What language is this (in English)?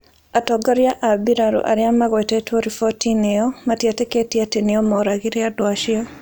Kikuyu